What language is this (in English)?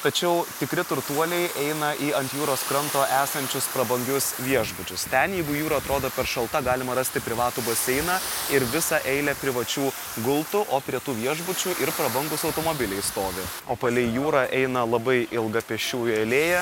Lithuanian